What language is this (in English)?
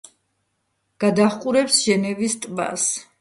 Georgian